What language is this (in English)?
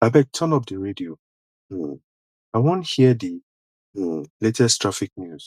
Nigerian Pidgin